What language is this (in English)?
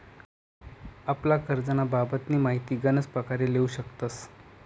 Marathi